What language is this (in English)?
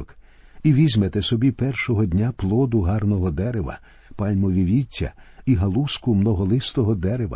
Ukrainian